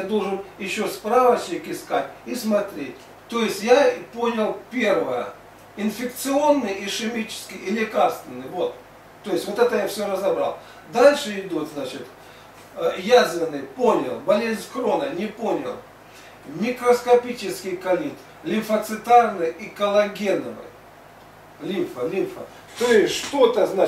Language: Russian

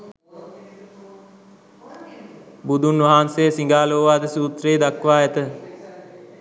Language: Sinhala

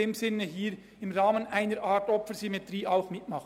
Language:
Swiss German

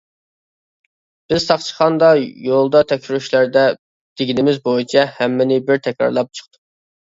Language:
Uyghur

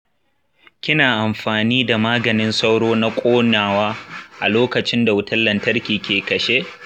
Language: Hausa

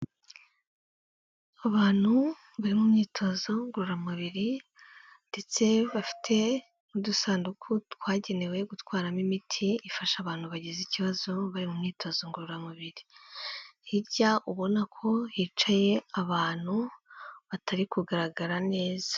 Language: Kinyarwanda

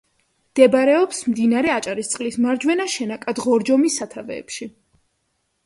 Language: Georgian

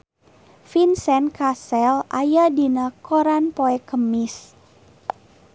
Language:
Sundanese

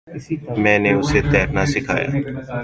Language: Urdu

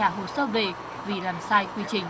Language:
Vietnamese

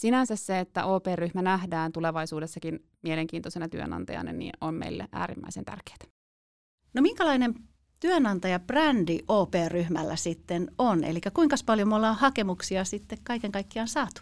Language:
Finnish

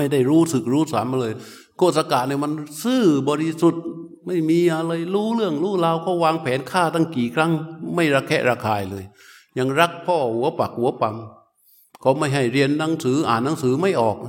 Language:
Thai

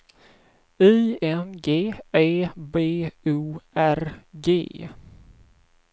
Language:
Swedish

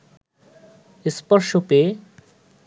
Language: Bangla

